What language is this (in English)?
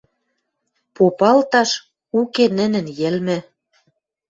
Western Mari